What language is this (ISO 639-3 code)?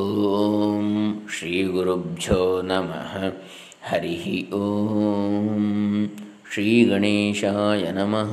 kan